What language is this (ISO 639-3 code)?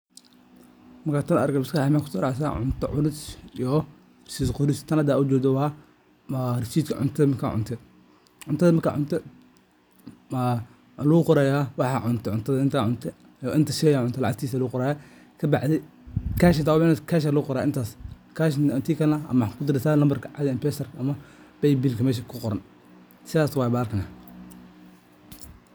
som